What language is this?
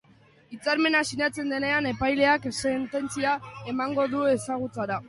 Basque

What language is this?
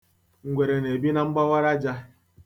Igbo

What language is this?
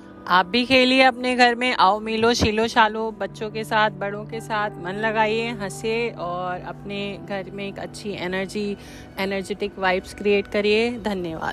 Hindi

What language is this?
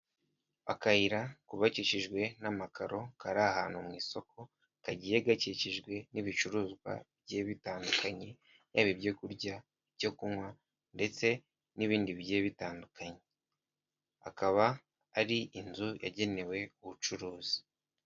Kinyarwanda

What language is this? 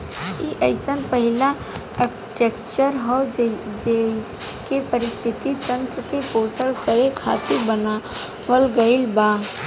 Bhojpuri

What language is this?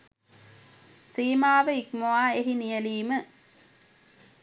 Sinhala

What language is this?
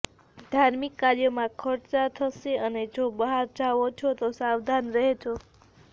Gujarati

